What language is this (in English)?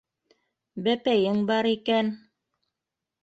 Bashkir